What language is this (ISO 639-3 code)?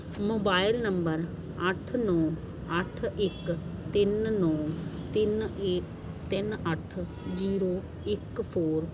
pan